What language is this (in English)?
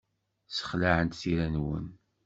Kabyle